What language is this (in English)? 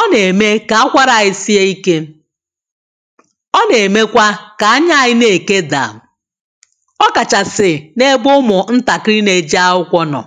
Igbo